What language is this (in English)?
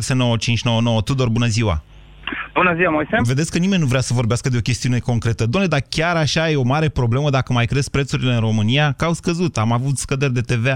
Romanian